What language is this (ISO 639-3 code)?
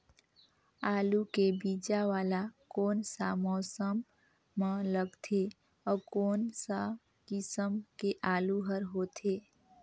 hne